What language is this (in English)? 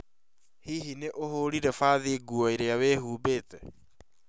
Kikuyu